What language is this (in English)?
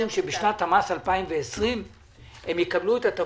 Hebrew